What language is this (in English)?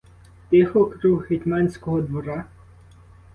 Ukrainian